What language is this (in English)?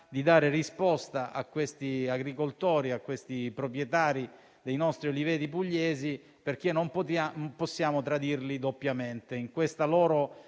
Italian